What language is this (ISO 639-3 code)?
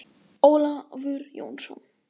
isl